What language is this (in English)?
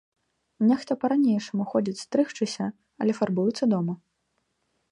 Belarusian